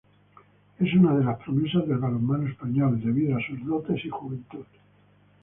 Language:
Spanish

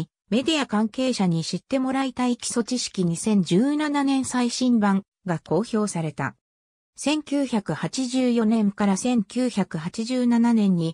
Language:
Japanese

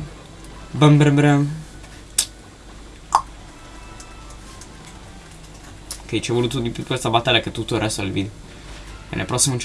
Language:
Italian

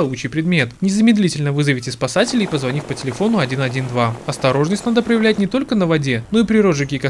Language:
Russian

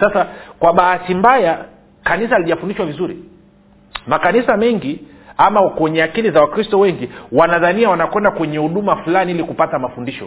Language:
Swahili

